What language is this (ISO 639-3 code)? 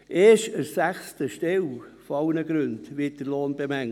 gsw